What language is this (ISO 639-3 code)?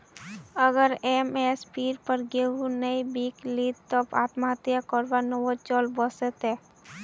mag